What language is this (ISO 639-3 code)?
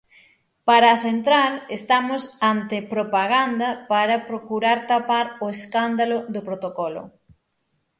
glg